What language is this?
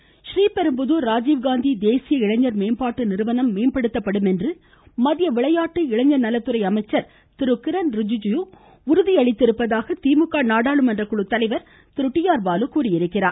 Tamil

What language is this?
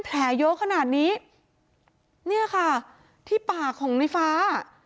Thai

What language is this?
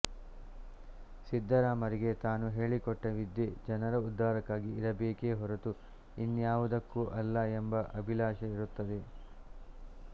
Kannada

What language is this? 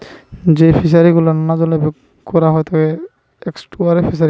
Bangla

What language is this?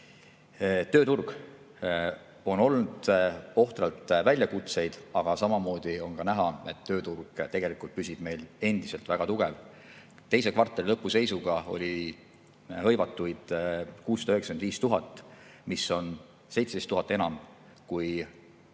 Estonian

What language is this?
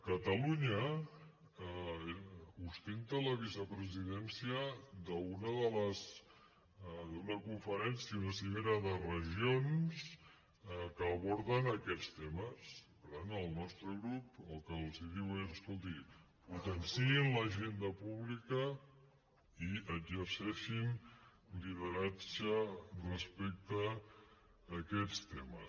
Catalan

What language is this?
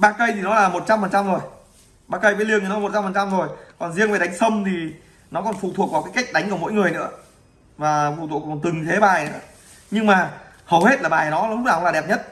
Vietnamese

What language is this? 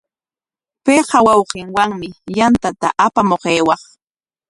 Corongo Ancash Quechua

